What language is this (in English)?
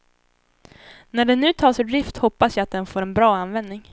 Swedish